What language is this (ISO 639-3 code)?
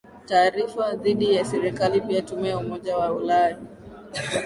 swa